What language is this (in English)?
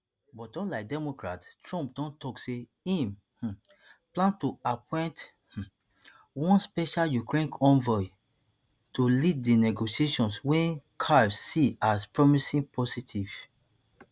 Nigerian Pidgin